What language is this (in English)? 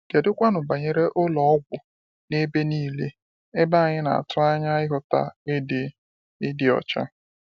Igbo